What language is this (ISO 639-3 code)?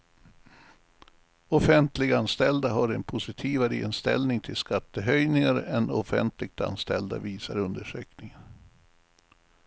swe